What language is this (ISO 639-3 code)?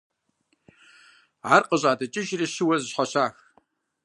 kbd